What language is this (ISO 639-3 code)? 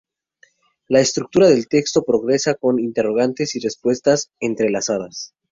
spa